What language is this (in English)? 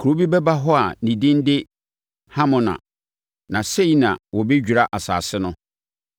Akan